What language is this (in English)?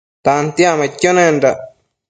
Matsés